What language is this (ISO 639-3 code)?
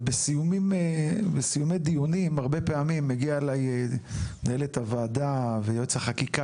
heb